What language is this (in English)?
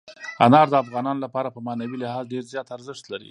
Pashto